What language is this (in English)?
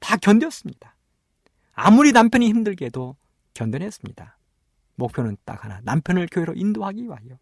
Korean